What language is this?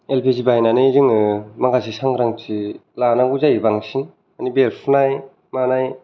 Bodo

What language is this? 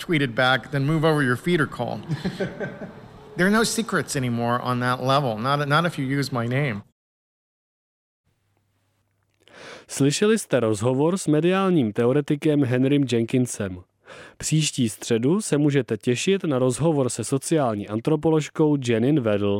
Czech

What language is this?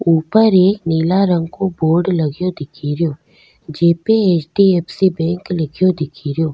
Rajasthani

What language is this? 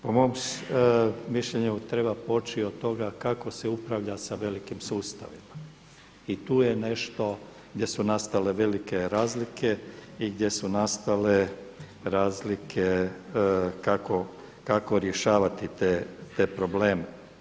Croatian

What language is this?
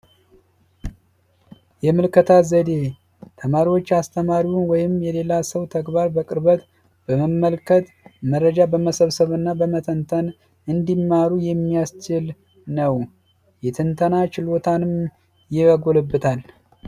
Amharic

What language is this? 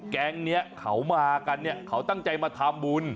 Thai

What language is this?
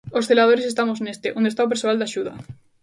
Galician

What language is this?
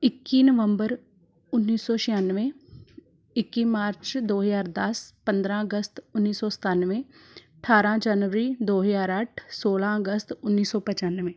Punjabi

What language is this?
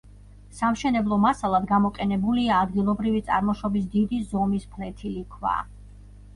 Georgian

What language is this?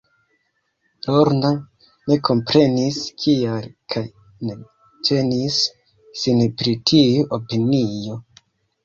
Esperanto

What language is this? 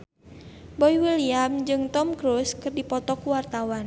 Sundanese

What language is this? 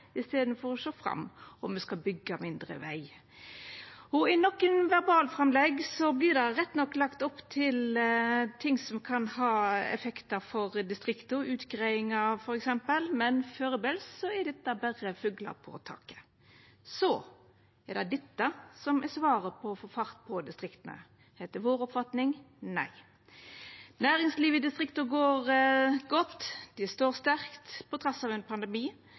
Norwegian Nynorsk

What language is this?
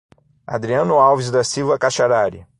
Portuguese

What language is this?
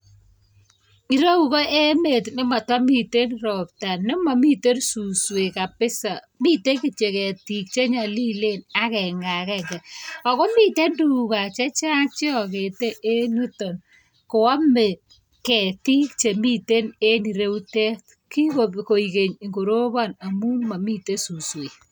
Kalenjin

